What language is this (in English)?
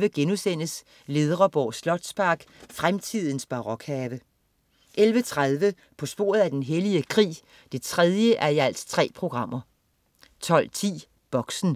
Danish